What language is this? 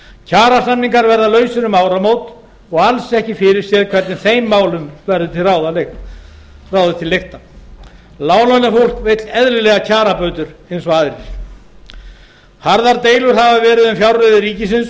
Icelandic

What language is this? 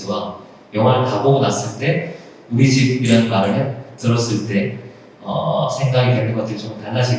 Korean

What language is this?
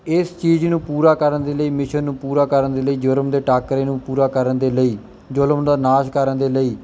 Punjabi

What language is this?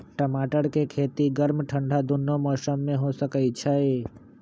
Magahi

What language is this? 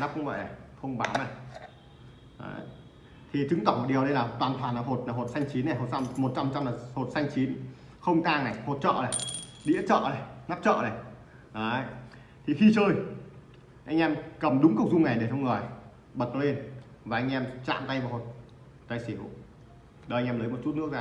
Vietnamese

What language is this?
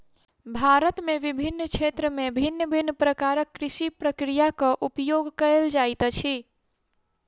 Maithili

